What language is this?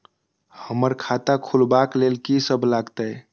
Maithili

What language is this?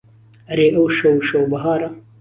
Central Kurdish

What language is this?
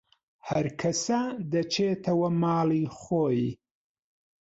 Central Kurdish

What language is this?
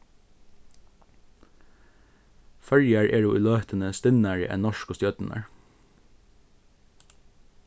Faroese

